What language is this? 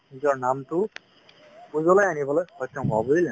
Assamese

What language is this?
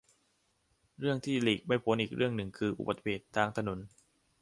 Thai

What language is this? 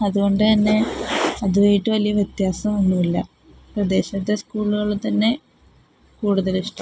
Malayalam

